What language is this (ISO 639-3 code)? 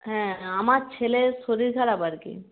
ben